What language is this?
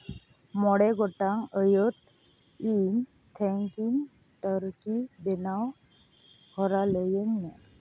Santali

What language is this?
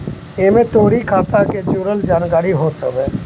Bhojpuri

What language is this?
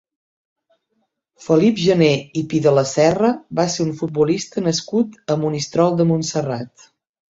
Catalan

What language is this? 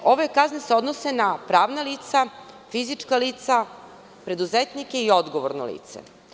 Serbian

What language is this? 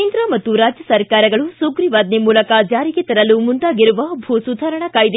Kannada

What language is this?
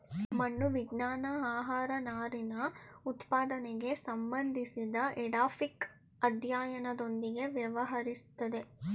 Kannada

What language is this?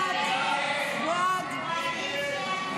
Hebrew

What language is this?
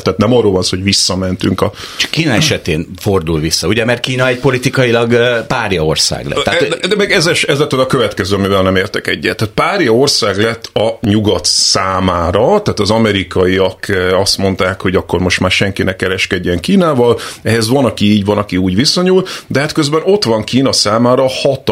Hungarian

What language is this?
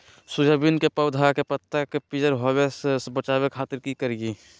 Magahi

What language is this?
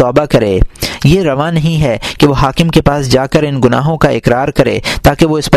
Urdu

